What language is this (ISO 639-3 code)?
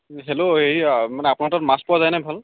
asm